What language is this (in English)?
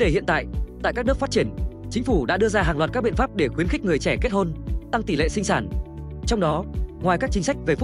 Vietnamese